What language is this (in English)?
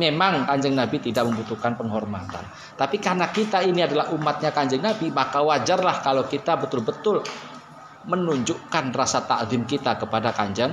Indonesian